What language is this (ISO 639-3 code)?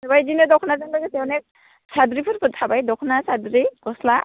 brx